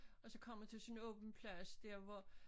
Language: Danish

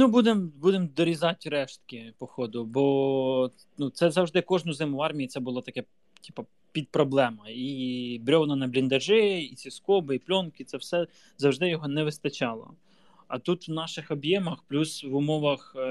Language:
Ukrainian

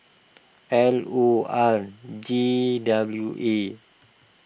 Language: English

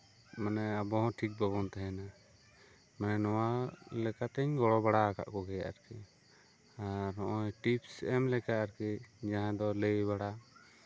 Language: Santali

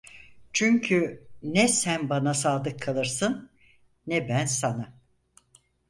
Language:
Turkish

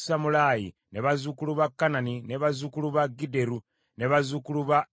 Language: Ganda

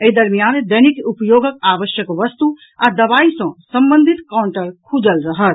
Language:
Maithili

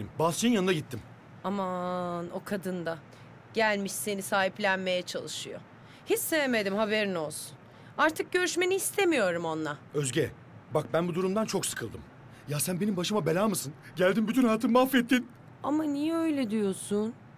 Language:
Turkish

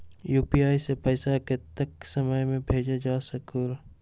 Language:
Magahi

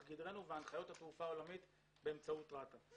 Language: Hebrew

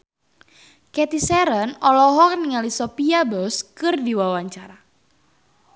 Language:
Sundanese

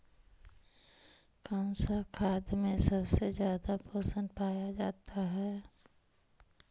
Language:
Magahi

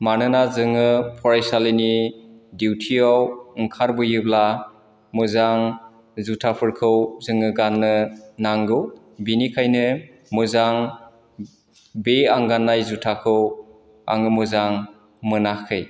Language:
Bodo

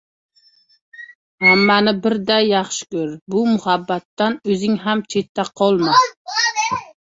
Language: Uzbek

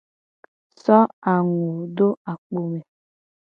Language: Gen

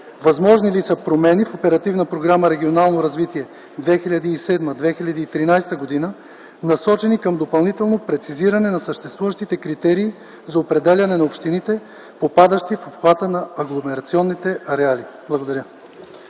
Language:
Bulgarian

